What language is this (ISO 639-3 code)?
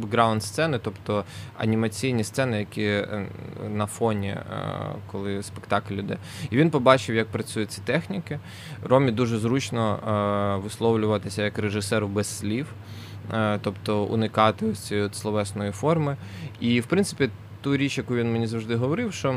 ukr